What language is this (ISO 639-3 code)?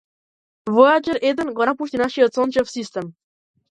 mkd